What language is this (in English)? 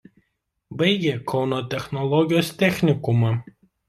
Lithuanian